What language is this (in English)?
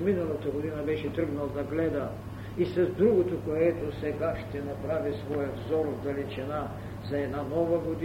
Bulgarian